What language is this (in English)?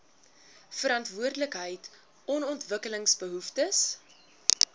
Afrikaans